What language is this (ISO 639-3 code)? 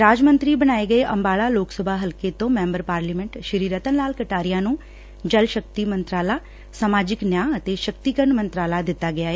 pan